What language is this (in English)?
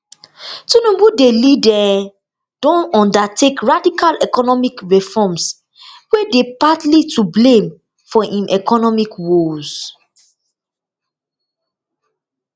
Nigerian Pidgin